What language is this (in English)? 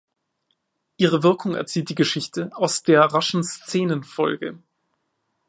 German